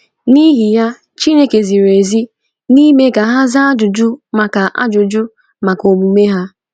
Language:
Igbo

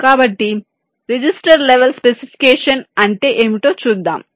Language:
Telugu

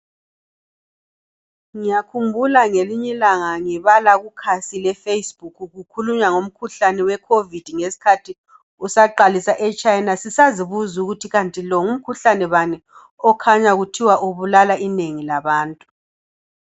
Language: North Ndebele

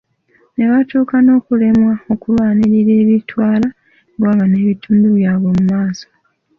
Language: Ganda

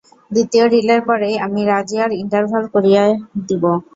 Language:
Bangla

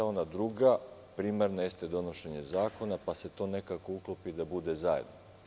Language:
Serbian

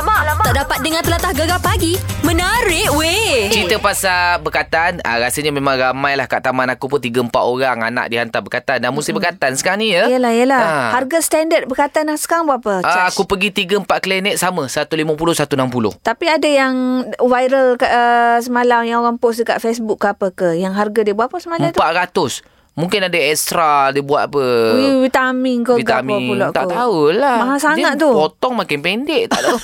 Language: Malay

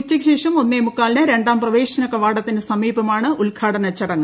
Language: Malayalam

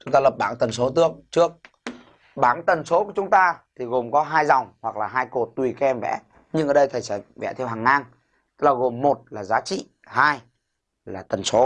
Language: Vietnamese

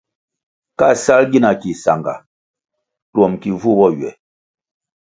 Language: Kwasio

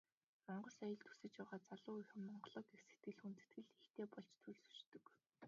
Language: Mongolian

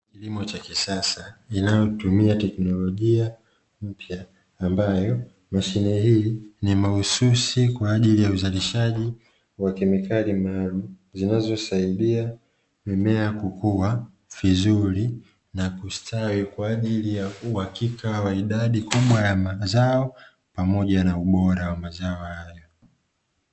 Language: Swahili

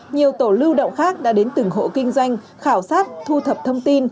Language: Vietnamese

